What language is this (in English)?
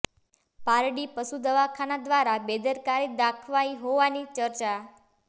Gujarati